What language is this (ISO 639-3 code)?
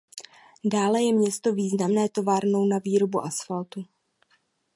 ces